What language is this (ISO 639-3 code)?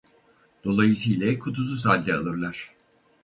tur